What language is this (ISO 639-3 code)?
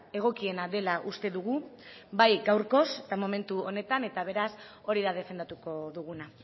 eus